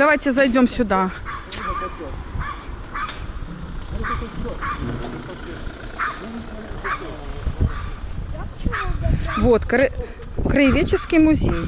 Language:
Russian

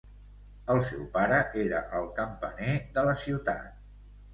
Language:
Catalan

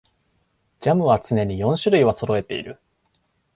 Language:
Japanese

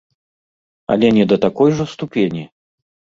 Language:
Belarusian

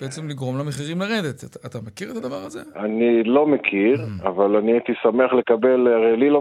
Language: Hebrew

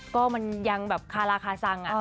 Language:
Thai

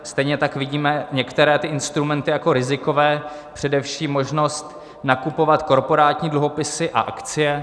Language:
Czech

